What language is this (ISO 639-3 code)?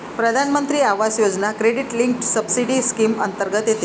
mar